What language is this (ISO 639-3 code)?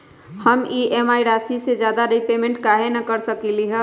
mag